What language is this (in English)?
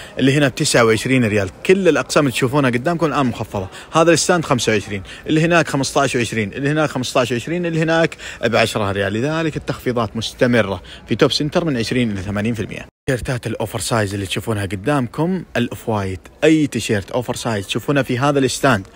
Arabic